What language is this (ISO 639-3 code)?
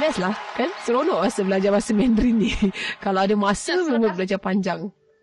msa